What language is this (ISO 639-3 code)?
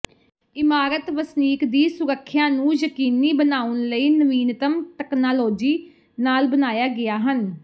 pan